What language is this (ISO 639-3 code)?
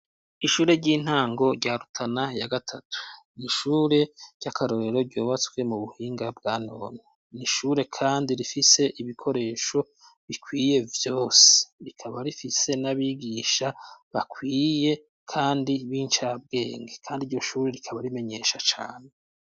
run